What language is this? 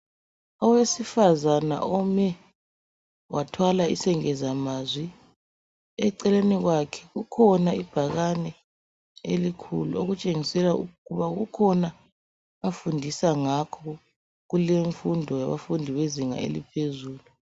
North Ndebele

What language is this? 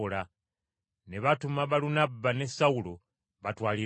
Ganda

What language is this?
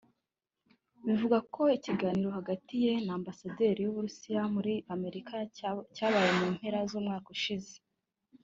Kinyarwanda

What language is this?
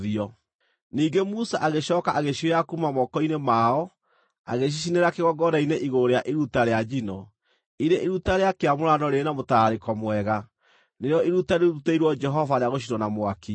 Kikuyu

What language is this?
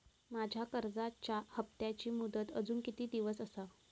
Marathi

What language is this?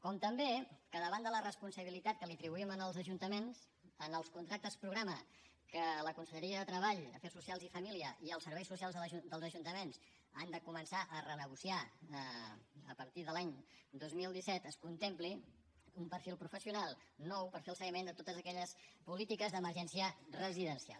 Catalan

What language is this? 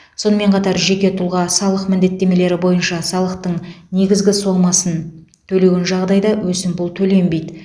Kazakh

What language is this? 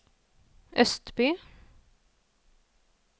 Norwegian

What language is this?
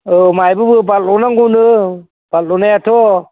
Bodo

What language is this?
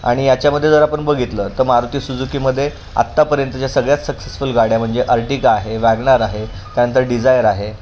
Marathi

